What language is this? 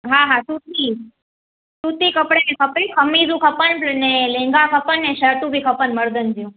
Sindhi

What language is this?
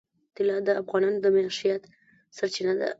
Pashto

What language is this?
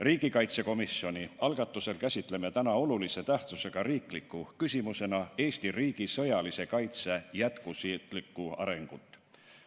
Estonian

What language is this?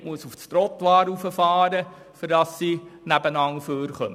Swiss German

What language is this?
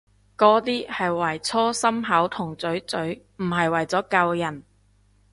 Cantonese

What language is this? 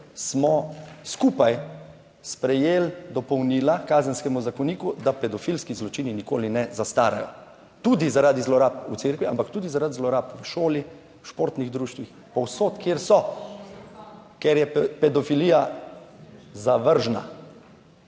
Slovenian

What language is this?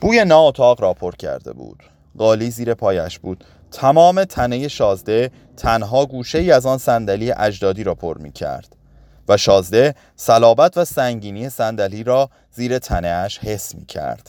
Persian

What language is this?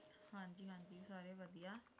Punjabi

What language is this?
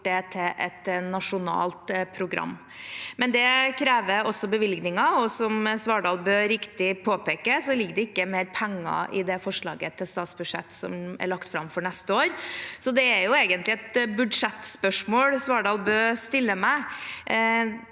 Norwegian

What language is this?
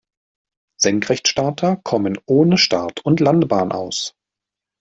German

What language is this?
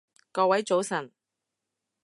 Cantonese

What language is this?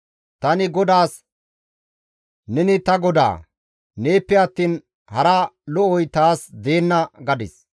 Gamo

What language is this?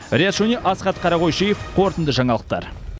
Kazakh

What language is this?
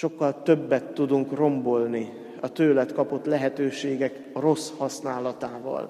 Hungarian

